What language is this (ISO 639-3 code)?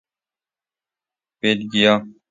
fas